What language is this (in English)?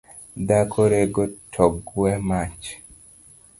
Luo (Kenya and Tanzania)